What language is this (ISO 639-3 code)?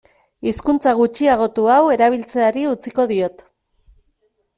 eus